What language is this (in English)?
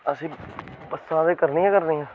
Dogri